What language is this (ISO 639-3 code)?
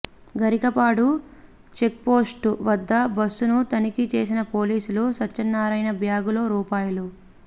tel